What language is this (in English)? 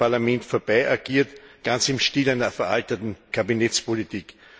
German